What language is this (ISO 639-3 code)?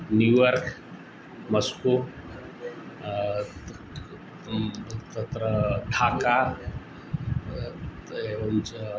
san